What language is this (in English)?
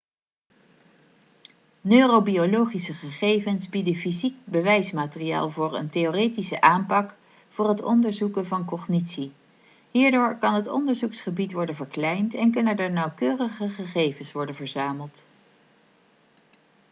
Dutch